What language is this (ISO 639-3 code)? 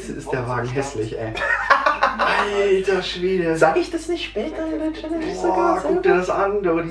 deu